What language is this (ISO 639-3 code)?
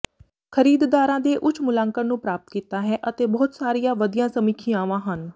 pan